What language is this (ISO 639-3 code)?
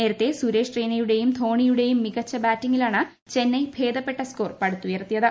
mal